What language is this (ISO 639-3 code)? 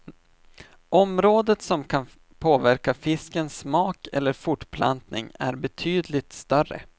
swe